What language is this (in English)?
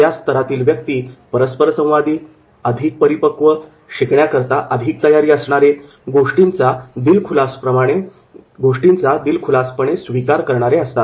Marathi